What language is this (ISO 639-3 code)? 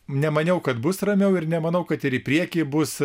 lit